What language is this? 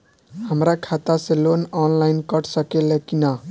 Bhojpuri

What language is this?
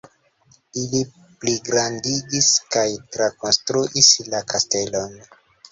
Esperanto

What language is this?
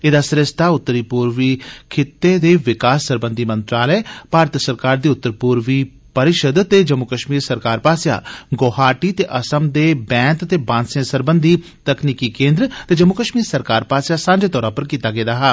Dogri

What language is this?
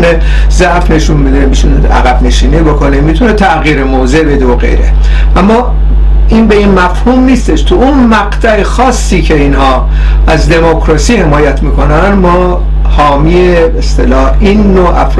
Persian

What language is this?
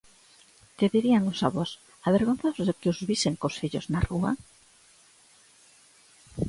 Galician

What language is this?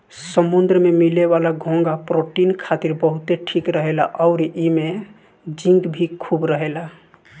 Bhojpuri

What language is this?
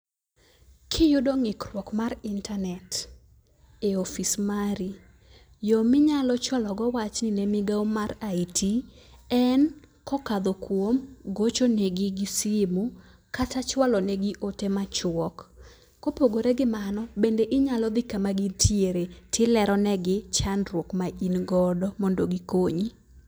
Luo (Kenya and Tanzania)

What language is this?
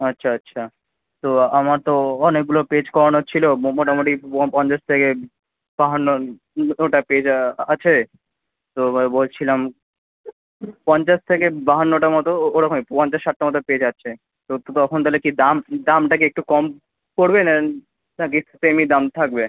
Bangla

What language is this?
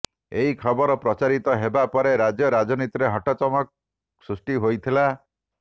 Odia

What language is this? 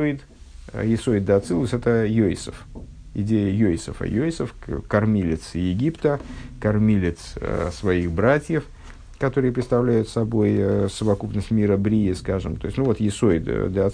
Russian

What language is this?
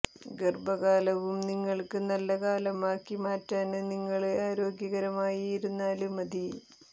Malayalam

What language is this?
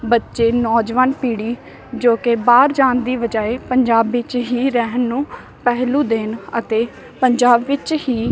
Punjabi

